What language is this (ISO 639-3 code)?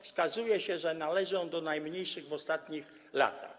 pol